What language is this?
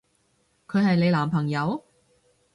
Cantonese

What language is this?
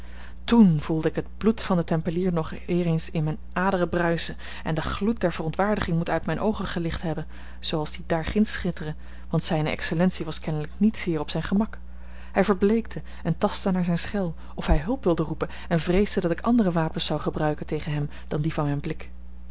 Dutch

